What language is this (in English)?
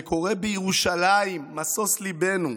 Hebrew